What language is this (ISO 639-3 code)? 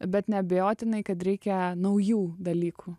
lit